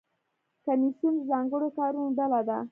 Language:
Pashto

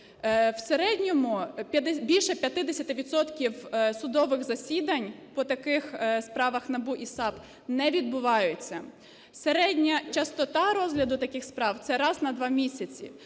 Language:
Ukrainian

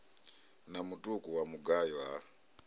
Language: Venda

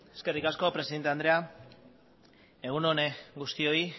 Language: Basque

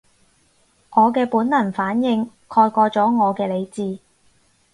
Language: Cantonese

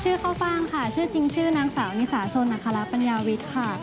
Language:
Thai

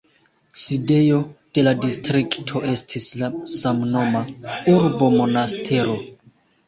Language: Esperanto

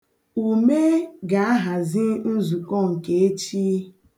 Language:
Igbo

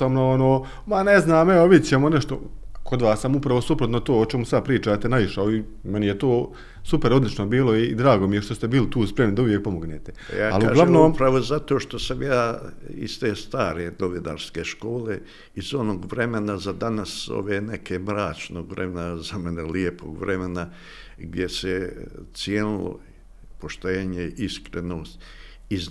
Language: Croatian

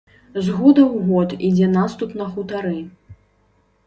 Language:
Belarusian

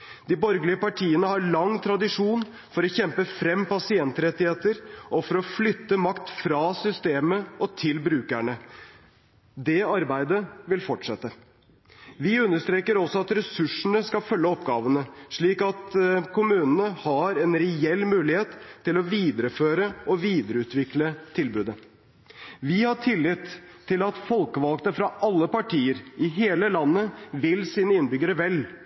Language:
Norwegian Bokmål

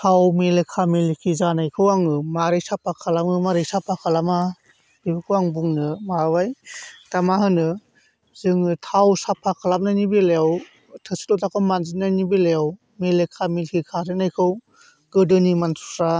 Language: Bodo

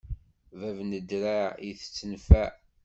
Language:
Kabyle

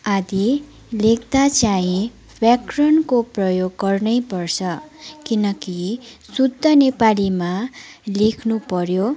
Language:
Nepali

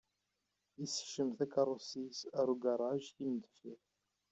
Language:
Kabyle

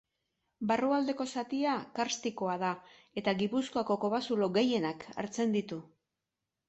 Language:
Basque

